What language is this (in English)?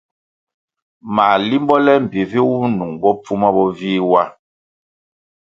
Kwasio